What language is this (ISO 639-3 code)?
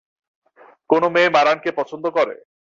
ben